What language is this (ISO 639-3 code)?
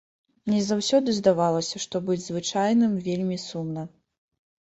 bel